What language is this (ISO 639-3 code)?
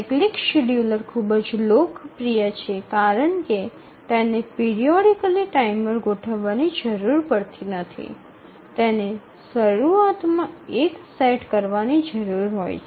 guj